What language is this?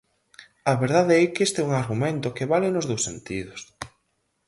Galician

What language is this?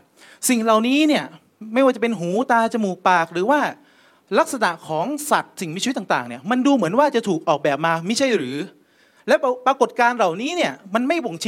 Thai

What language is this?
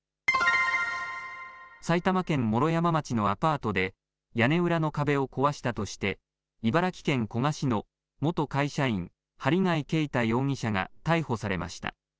Japanese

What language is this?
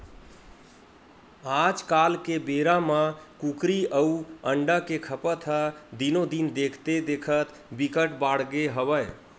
Chhattisgarhi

